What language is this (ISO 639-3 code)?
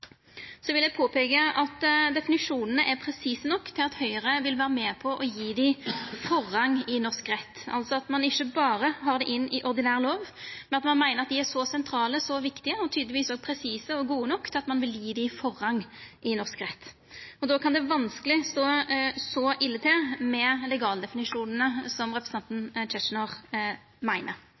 nno